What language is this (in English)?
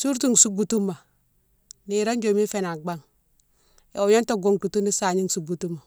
Mansoanka